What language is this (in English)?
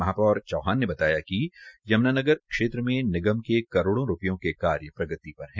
Hindi